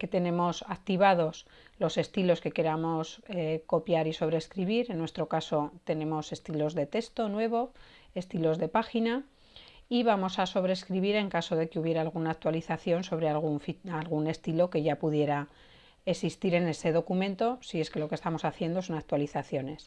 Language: Spanish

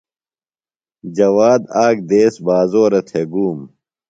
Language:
Phalura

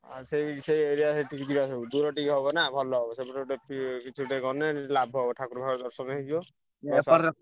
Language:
Odia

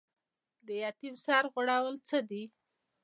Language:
Pashto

